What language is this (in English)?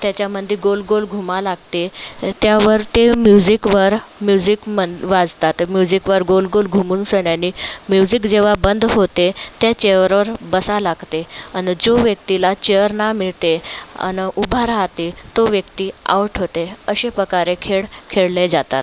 Marathi